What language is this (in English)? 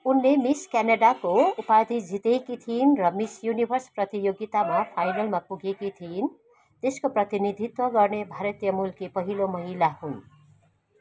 Nepali